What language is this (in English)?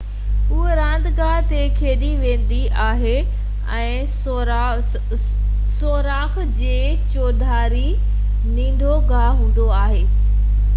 Sindhi